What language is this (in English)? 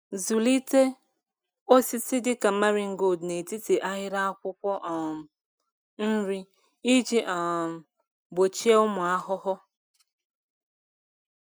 Igbo